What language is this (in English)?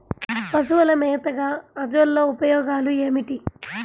Telugu